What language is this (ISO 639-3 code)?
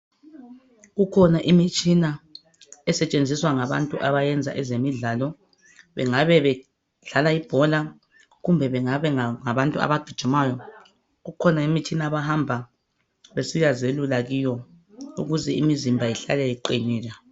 nde